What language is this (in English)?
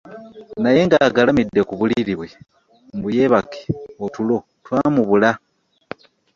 Ganda